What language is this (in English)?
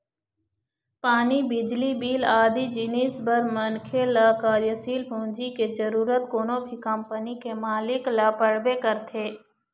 Chhattisgarhi